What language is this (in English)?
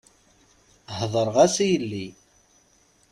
Kabyle